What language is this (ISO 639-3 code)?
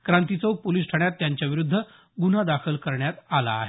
mar